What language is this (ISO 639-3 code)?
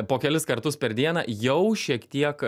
lit